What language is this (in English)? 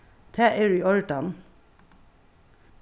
Faroese